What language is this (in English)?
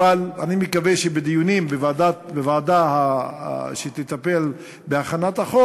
Hebrew